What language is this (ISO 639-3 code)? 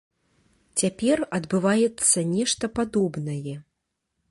bel